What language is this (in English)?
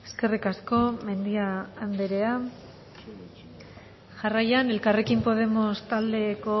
Basque